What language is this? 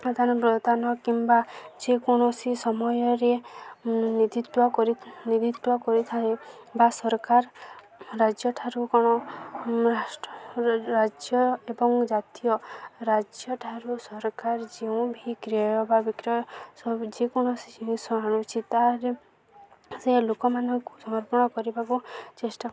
Odia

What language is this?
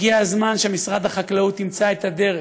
Hebrew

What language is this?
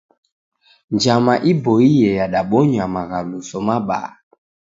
Taita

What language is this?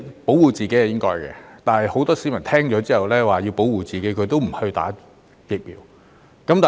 Cantonese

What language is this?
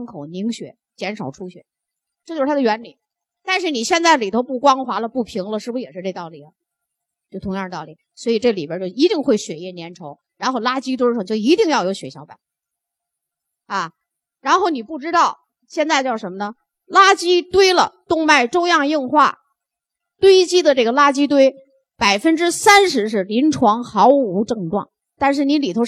Chinese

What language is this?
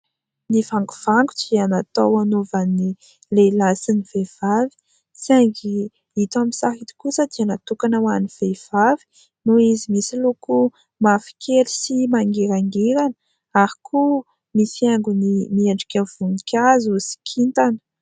Malagasy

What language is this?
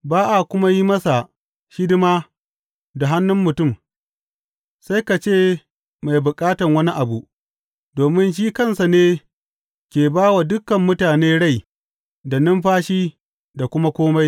Hausa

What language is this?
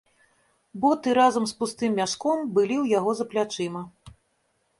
Belarusian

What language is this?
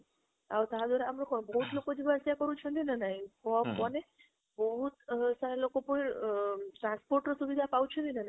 Odia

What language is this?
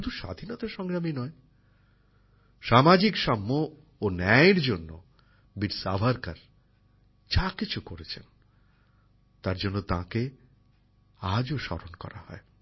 Bangla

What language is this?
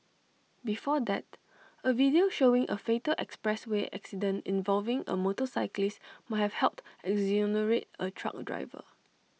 English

